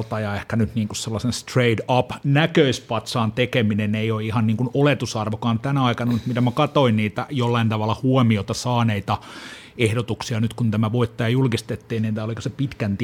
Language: Finnish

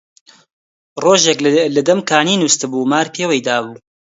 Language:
Central Kurdish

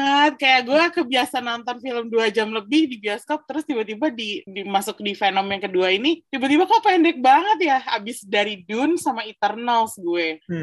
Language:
Indonesian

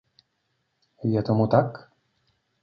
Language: Czech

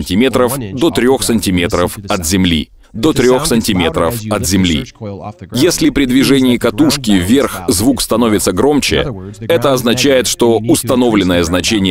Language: Russian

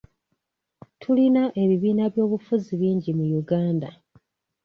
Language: Ganda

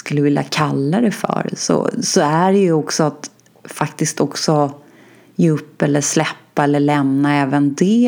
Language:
Swedish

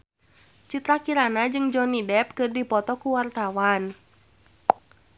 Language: Sundanese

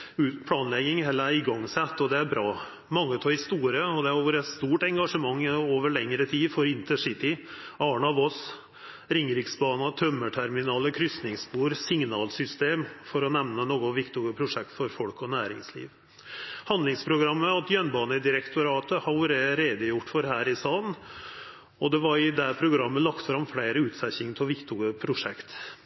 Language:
Norwegian Nynorsk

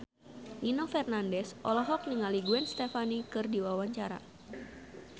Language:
Sundanese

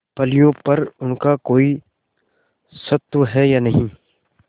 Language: Hindi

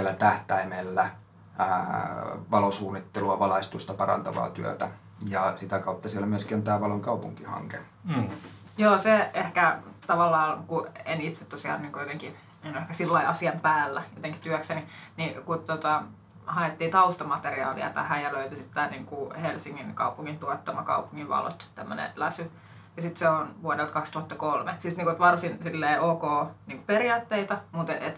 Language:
Finnish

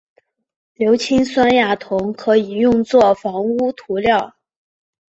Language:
Chinese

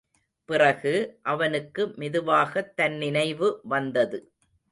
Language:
Tamil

